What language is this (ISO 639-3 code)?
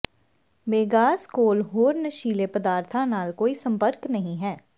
pan